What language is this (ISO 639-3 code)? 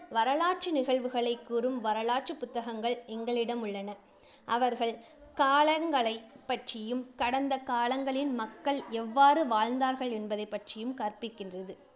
tam